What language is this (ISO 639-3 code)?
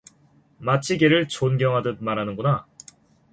kor